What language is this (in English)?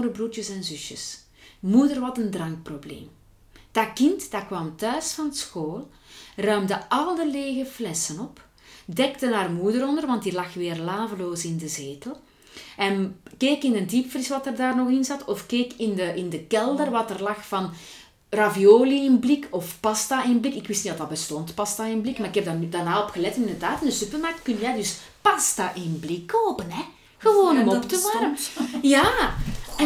Dutch